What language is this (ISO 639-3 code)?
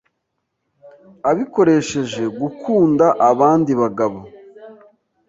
kin